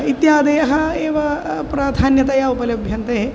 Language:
Sanskrit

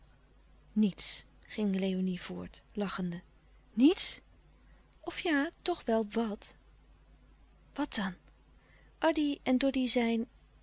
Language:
Dutch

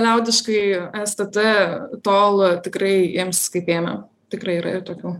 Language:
Lithuanian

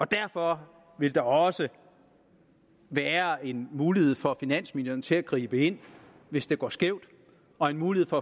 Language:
Danish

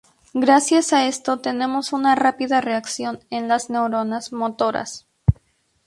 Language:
Spanish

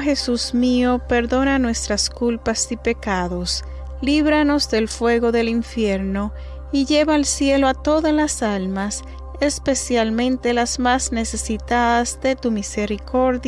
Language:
Spanish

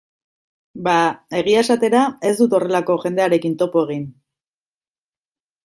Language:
Basque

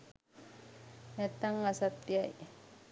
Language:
Sinhala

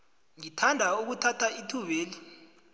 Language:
South Ndebele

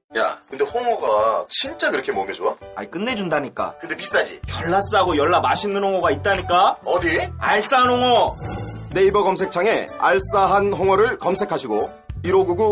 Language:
Korean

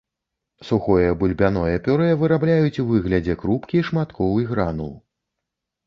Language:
Belarusian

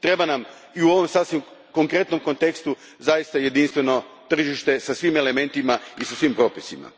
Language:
Croatian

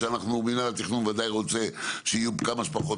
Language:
Hebrew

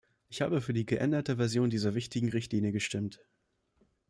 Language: German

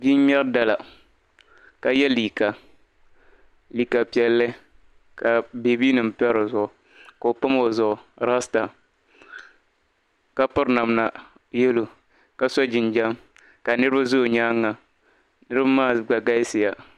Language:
Dagbani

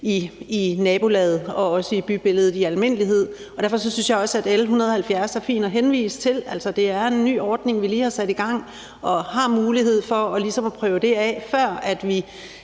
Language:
Danish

